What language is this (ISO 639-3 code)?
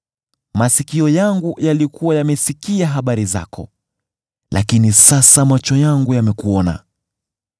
swa